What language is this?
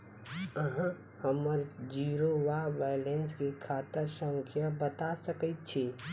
Maithili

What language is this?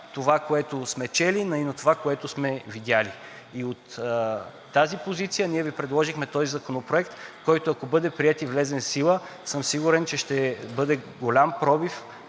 Bulgarian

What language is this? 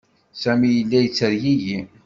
Kabyle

